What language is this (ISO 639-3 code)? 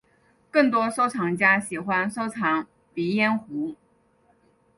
zho